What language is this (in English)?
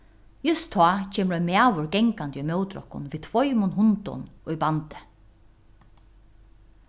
Faroese